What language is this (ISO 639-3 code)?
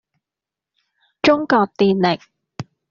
yue